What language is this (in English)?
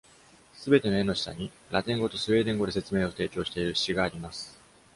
Japanese